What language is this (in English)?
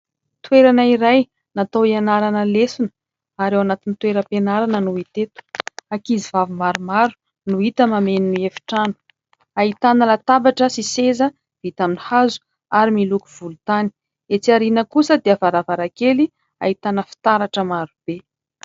Malagasy